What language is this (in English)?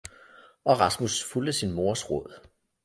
Danish